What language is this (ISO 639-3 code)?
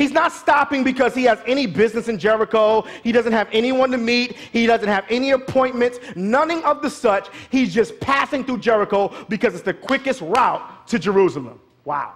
eng